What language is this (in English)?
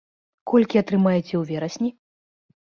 Belarusian